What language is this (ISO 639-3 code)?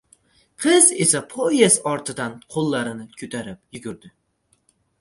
uzb